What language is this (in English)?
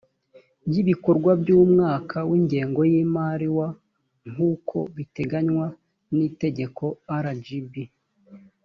Kinyarwanda